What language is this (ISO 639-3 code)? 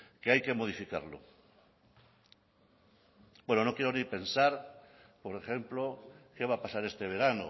spa